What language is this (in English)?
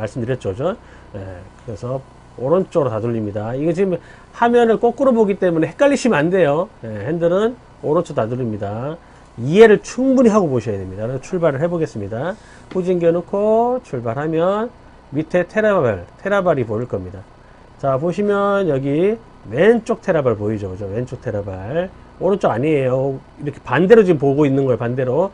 Korean